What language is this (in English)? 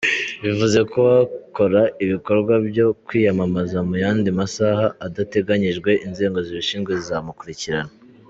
Kinyarwanda